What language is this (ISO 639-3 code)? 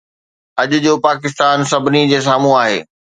snd